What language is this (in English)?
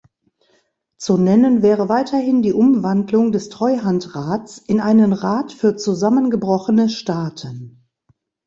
German